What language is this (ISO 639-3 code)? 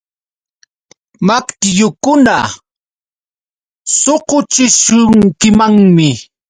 qux